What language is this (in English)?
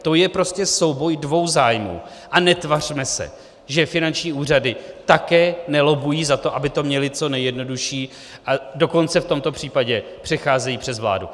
Czech